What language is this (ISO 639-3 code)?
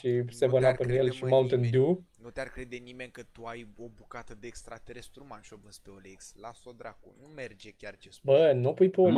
ron